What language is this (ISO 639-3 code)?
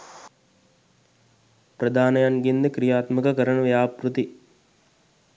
sin